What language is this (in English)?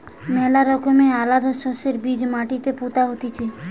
Bangla